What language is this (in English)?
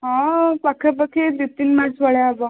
Odia